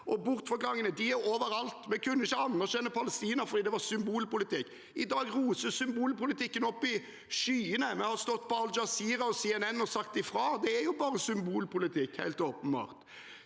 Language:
Norwegian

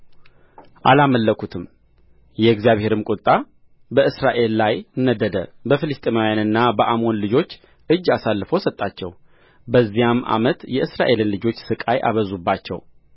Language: Amharic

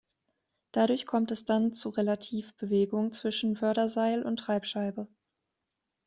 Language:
German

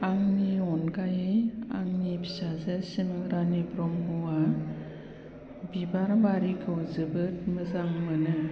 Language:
Bodo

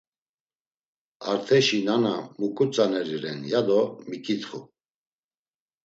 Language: Laz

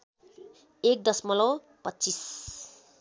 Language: Nepali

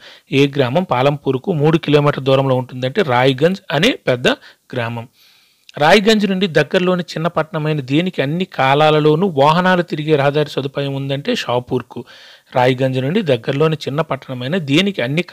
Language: Telugu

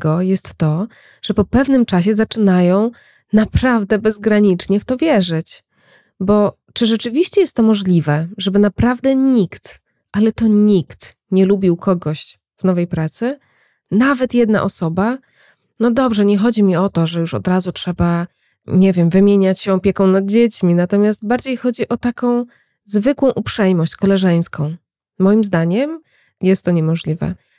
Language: Polish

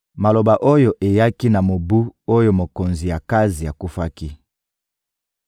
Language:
Lingala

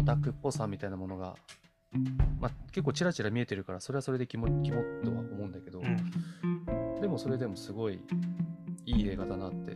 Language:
Japanese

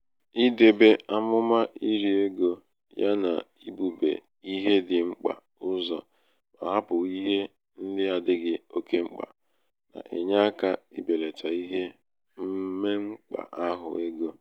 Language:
Igbo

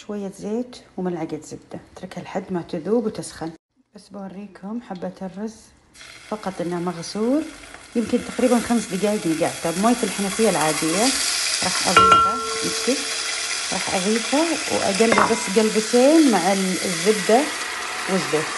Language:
Arabic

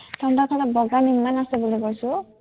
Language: Assamese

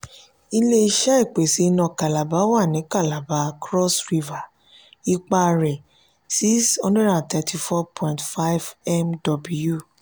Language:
Yoruba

